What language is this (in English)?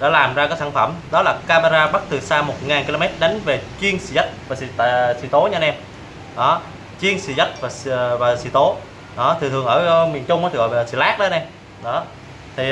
Vietnamese